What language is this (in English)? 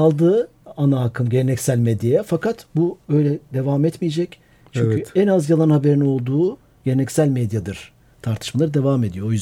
Turkish